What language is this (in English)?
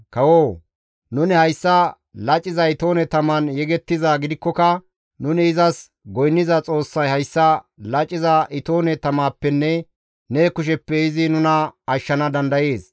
Gamo